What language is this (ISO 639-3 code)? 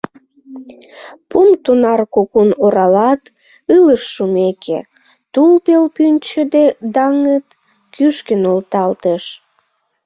chm